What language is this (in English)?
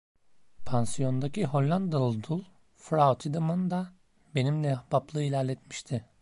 Turkish